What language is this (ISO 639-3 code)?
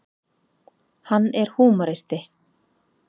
isl